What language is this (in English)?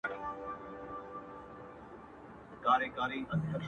Pashto